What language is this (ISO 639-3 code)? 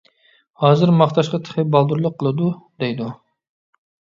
uig